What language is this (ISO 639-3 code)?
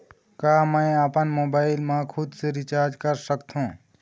hne